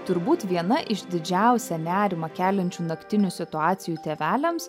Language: Lithuanian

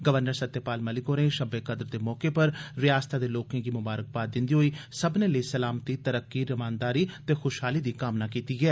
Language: Dogri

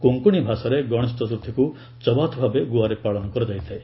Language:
Odia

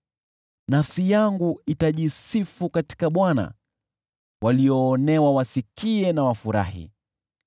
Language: Swahili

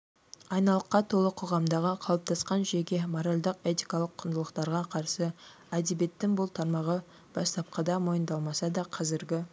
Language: Kazakh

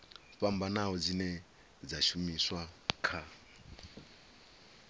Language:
Venda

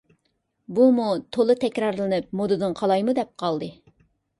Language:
Uyghur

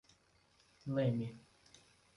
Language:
Portuguese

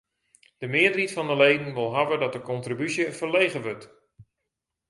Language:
Western Frisian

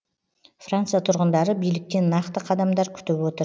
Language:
Kazakh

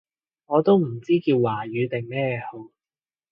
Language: Cantonese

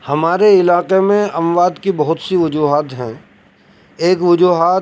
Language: Urdu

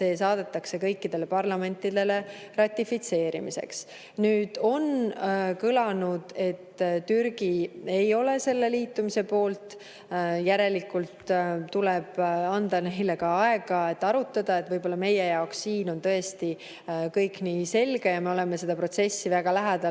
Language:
Estonian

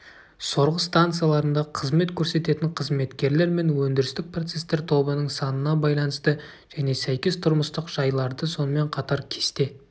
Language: Kazakh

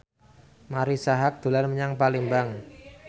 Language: Javanese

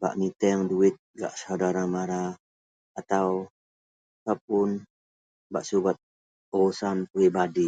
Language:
Central Melanau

